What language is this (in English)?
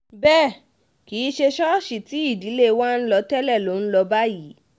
Yoruba